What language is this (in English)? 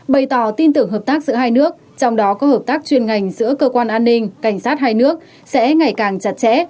Vietnamese